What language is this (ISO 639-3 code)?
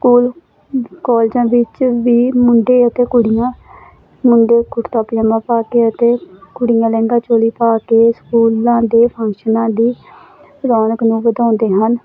pan